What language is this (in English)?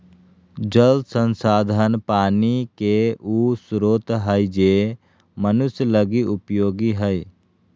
Magahi